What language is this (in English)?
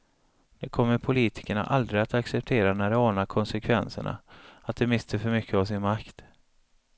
Swedish